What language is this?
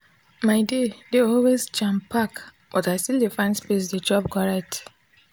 Nigerian Pidgin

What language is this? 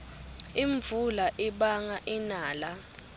Swati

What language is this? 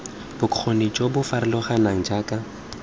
Tswana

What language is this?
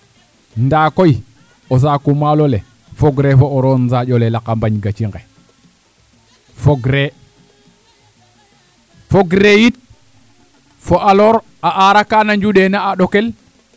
Serer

